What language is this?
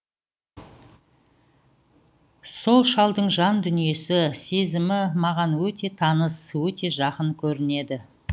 Kazakh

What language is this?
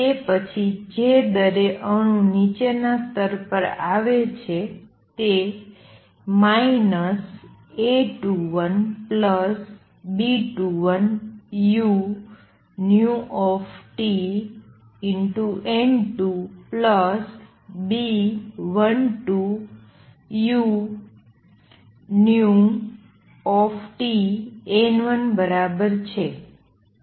Gujarati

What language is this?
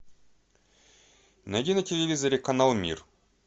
Russian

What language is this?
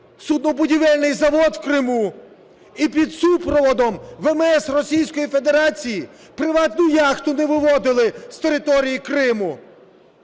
Ukrainian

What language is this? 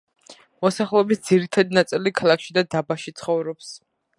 Georgian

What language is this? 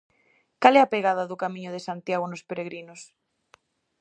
Galician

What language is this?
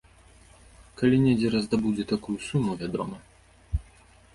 Belarusian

